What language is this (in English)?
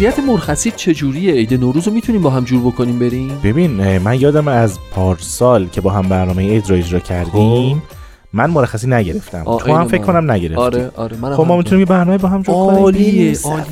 Persian